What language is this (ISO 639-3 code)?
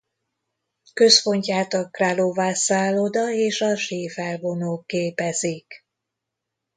hun